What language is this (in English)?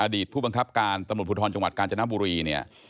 Thai